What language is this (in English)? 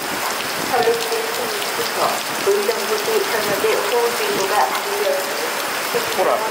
Japanese